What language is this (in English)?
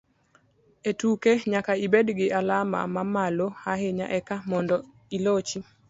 Luo (Kenya and Tanzania)